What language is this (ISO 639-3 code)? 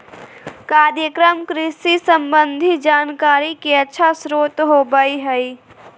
mag